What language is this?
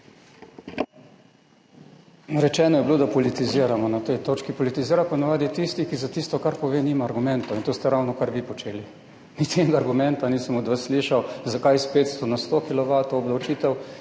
Slovenian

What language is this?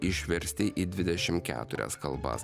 Lithuanian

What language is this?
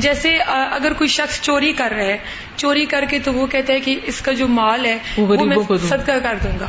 Urdu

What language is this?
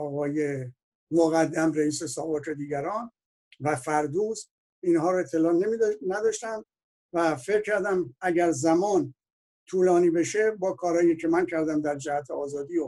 Persian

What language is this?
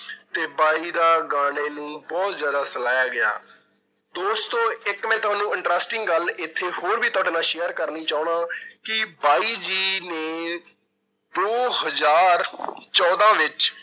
Punjabi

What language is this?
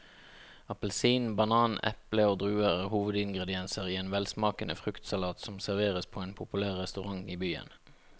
Norwegian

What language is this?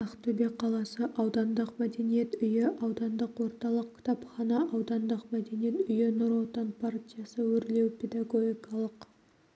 Kazakh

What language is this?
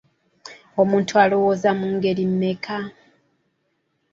Ganda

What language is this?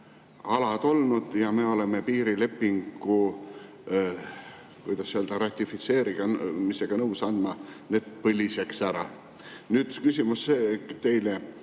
Estonian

